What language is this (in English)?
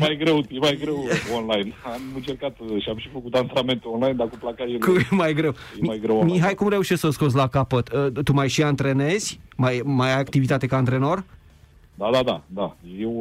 Romanian